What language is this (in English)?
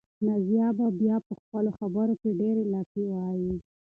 Pashto